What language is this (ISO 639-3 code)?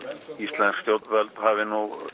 isl